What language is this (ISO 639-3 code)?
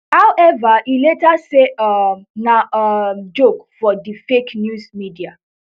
pcm